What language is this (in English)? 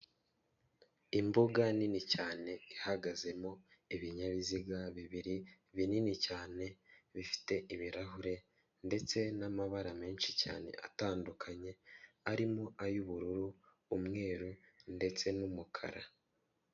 Kinyarwanda